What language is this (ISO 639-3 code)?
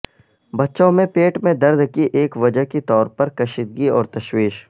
urd